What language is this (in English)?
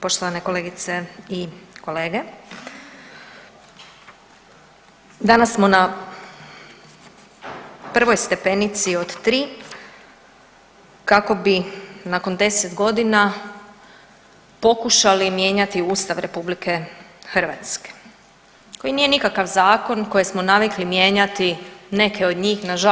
Croatian